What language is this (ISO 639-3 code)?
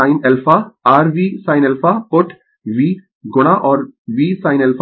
hin